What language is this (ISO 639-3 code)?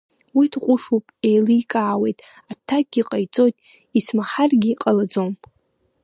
abk